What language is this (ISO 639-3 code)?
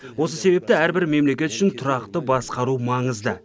kaz